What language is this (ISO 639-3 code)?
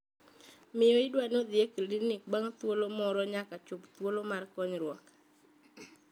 luo